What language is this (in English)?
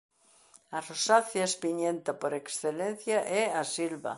Galician